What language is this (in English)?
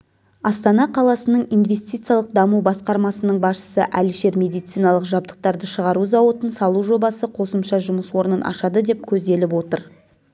Kazakh